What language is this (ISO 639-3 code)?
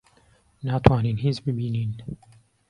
ckb